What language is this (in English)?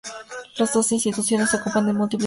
Spanish